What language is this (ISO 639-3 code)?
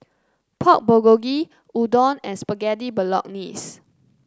eng